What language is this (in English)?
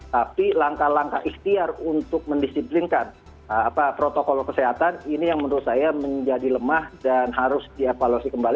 Indonesian